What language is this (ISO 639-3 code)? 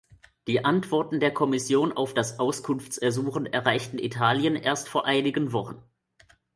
deu